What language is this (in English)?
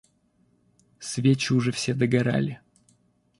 Russian